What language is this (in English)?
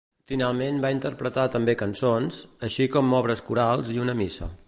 Catalan